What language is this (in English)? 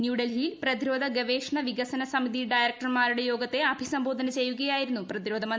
Malayalam